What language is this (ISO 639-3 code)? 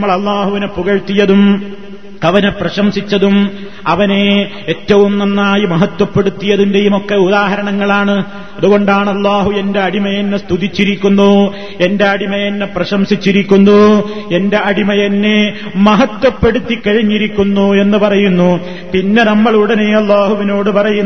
mal